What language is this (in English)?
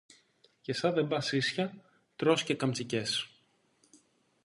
Greek